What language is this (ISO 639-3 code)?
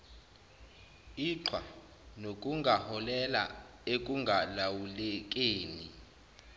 zul